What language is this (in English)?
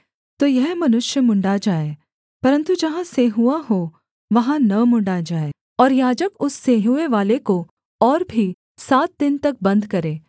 Hindi